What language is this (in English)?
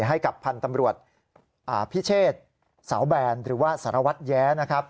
Thai